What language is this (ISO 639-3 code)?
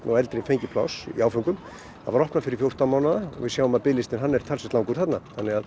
isl